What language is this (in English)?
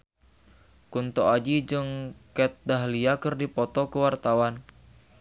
Sundanese